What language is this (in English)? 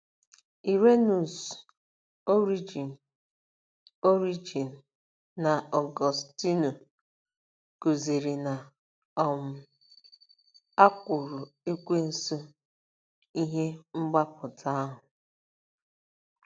Igbo